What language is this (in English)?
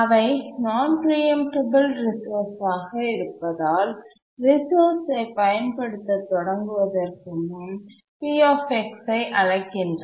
Tamil